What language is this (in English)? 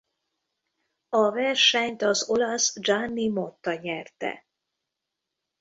Hungarian